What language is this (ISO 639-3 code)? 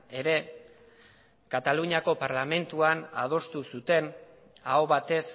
eus